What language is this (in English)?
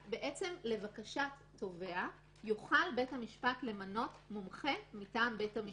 Hebrew